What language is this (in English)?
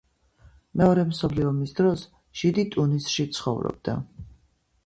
Georgian